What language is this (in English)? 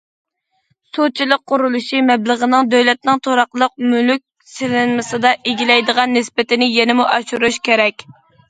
Uyghur